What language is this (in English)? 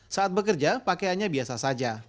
Indonesian